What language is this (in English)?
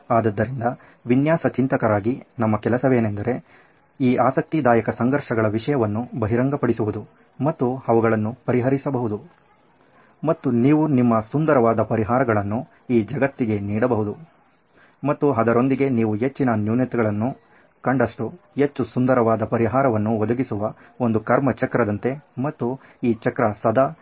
Kannada